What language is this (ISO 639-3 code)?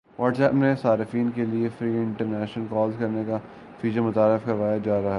urd